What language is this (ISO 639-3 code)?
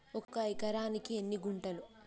tel